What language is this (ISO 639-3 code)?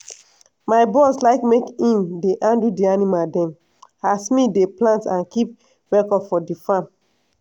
pcm